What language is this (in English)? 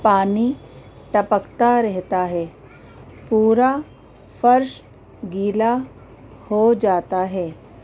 Urdu